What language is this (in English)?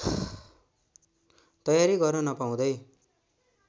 Nepali